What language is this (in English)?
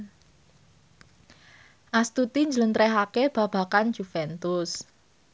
Javanese